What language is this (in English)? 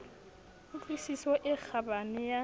Southern Sotho